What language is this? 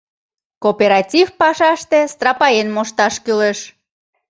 Mari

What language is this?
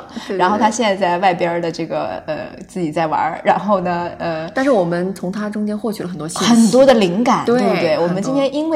Chinese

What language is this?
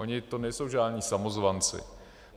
Czech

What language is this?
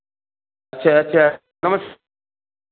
Maithili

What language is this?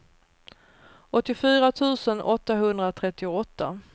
Swedish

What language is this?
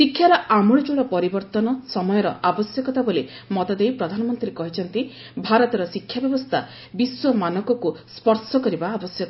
Odia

